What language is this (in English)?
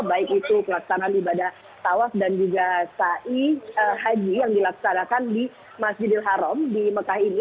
Indonesian